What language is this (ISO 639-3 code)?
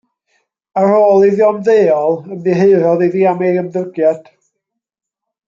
cym